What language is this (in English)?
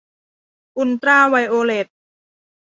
Thai